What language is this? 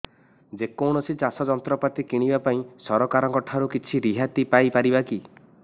Odia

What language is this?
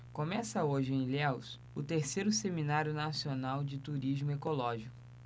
Portuguese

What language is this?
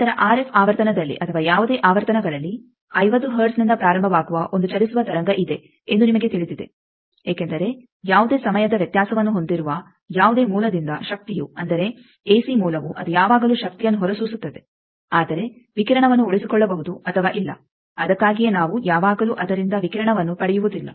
Kannada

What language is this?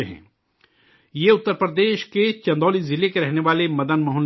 Urdu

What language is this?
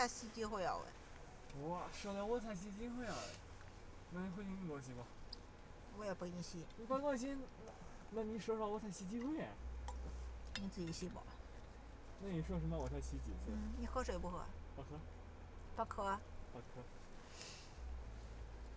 Chinese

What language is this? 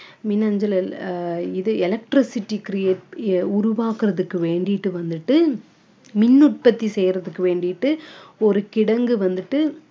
Tamil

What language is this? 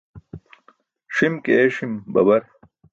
Burushaski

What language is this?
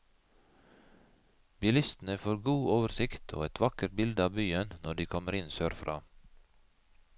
Norwegian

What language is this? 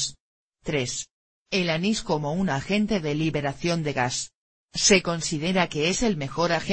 Spanish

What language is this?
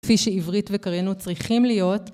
Hebrew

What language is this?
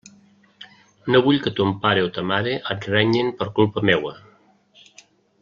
Catalan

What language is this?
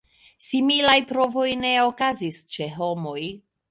Esperanto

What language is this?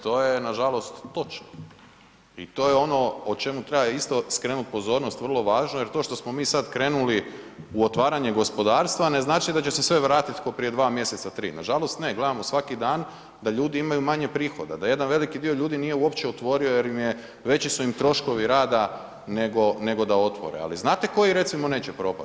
Croatian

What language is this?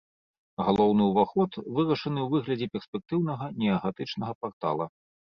Belarusian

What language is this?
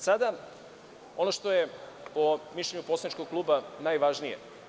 Serbian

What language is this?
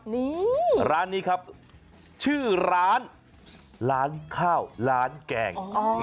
Thai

